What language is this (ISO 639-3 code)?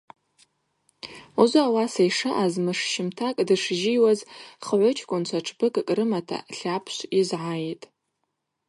abq